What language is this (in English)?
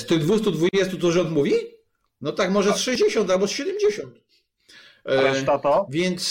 Polish